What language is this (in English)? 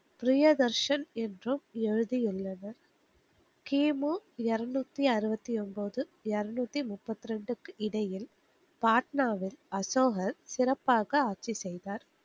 Tamil